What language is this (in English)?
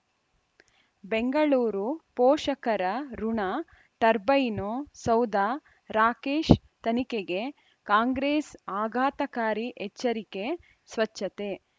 Kannada